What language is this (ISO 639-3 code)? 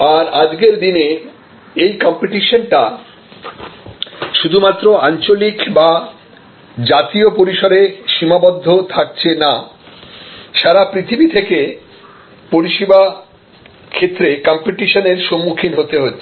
ben